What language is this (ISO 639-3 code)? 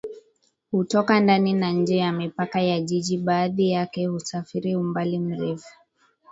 swa